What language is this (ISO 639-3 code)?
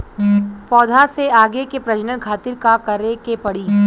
bho